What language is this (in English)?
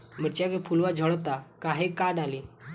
Bhojpuri